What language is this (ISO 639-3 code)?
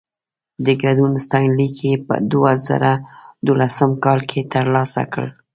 pus